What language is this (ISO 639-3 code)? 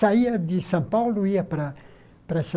por